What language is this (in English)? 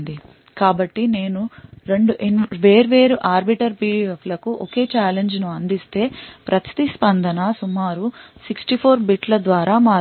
Telugu